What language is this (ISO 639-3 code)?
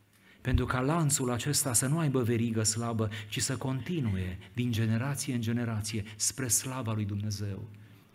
ron